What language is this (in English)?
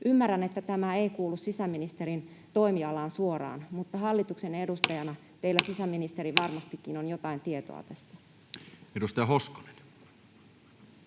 Finnish